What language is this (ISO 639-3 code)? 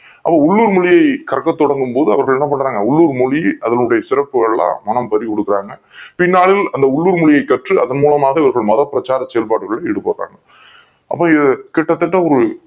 tam